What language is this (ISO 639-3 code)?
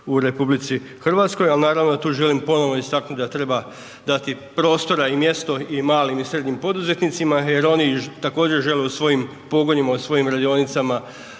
hrv